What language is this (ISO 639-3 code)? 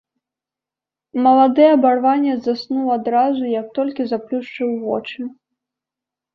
bel